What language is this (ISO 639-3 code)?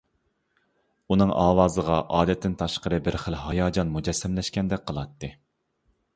uig